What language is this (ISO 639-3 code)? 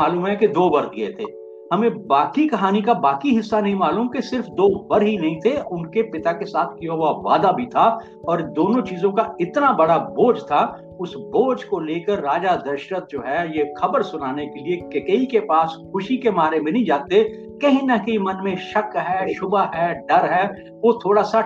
hin